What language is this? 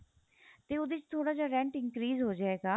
Punjabi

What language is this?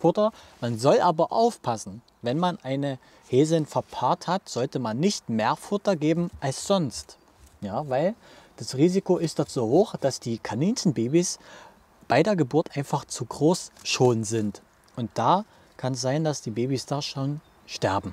German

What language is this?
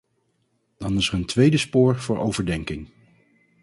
Dutch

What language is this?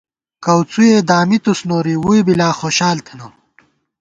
Gawar-Bati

